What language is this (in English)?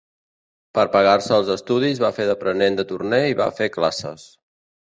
Catalan